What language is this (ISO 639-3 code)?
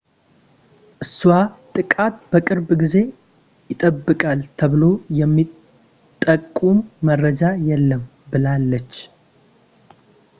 amh